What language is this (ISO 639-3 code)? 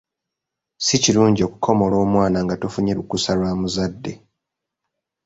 lug